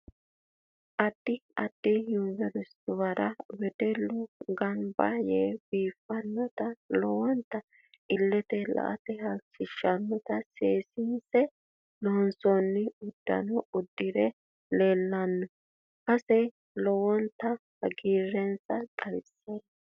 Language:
Sidamo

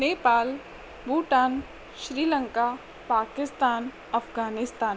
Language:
Sindhi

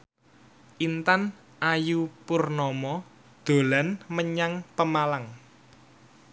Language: Javanese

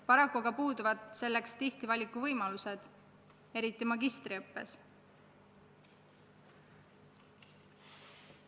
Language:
Estonian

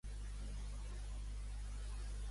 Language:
Catalan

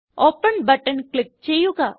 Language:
Malayalam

